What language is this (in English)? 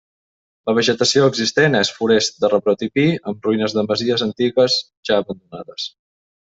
Catalan